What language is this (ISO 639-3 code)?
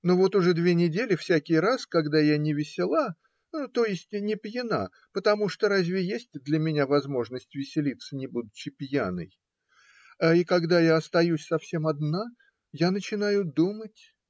rus